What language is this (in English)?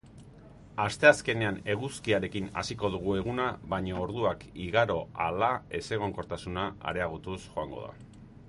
Basque